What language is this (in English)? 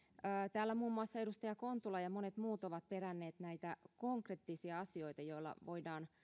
Finnish